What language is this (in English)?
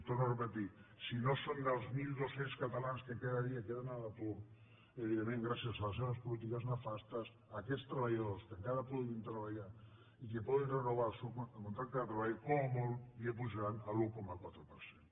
Catalan